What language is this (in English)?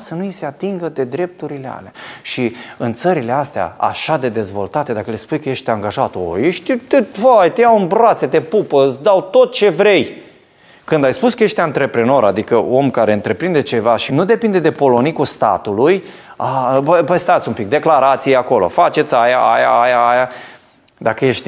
Romanian